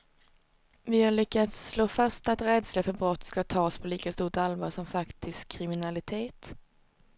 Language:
Swedish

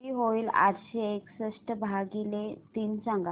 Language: Marathi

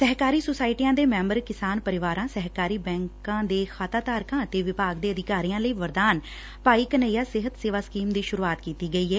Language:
Punjabi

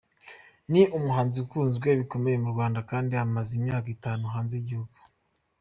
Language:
Kinyarwanda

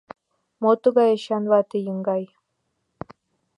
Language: Mari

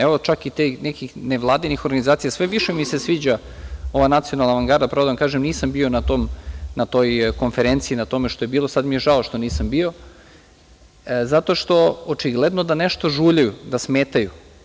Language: Serbian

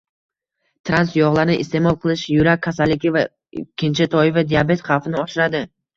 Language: Uzbek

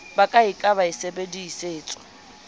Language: Southern Sotho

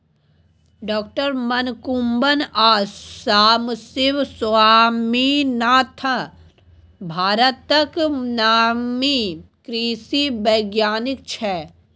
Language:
Maithili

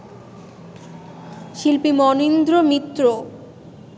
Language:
Bangla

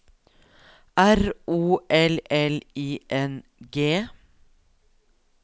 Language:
Norwegian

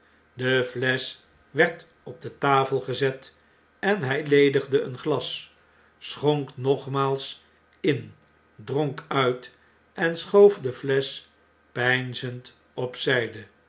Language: Dutch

